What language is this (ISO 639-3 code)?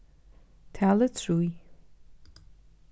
fao